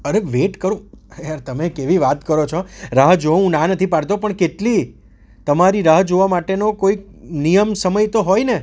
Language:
Gujarati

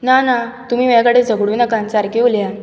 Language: Konkani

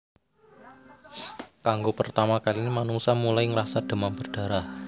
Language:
Javanese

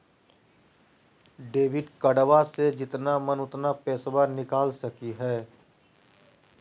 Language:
Magahi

